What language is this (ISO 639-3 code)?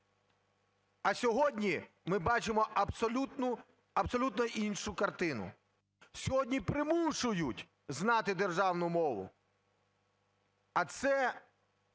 ukr